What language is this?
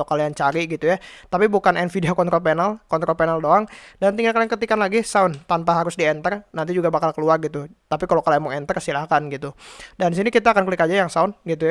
Indonesian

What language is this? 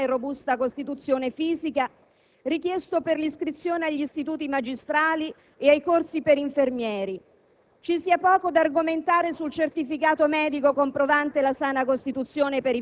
Italian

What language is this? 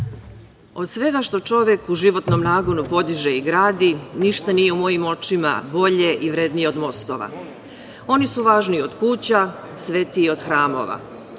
Serbian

